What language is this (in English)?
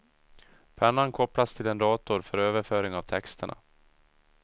Swedish